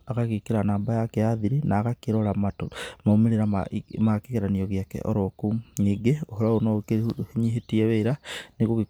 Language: Kikuyu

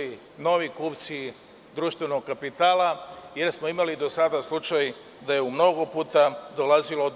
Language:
Serbian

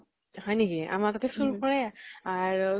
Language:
Assamese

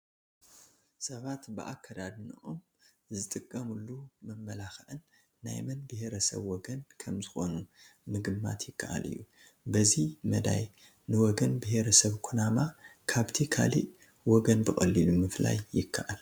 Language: Tigrinya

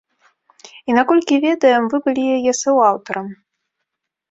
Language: Belarusian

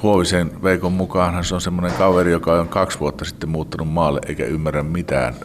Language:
Finnish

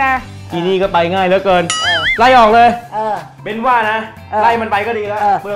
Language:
Thai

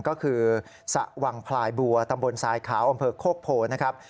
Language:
Thai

